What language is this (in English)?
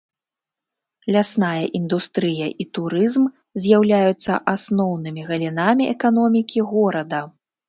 Belarusian